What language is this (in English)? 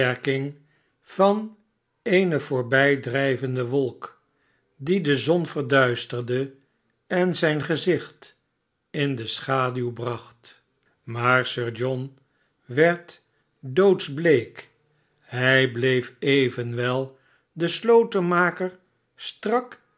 Dutch